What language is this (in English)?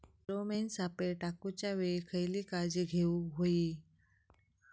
Marathi